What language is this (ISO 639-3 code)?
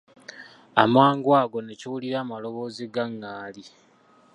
lug